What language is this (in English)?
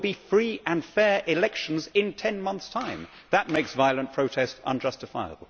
English